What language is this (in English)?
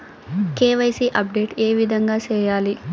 Telugu